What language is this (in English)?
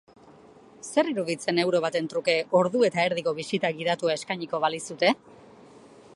Basque